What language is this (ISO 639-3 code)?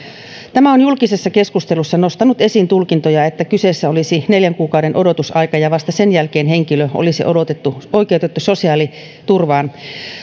fin